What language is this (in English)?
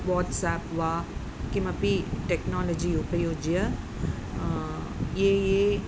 Sanskrit